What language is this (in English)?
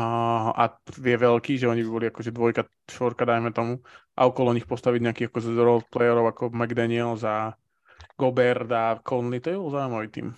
Slovak